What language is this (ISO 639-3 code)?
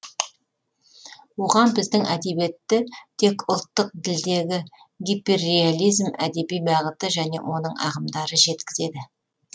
kaz